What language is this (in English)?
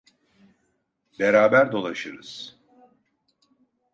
Turkish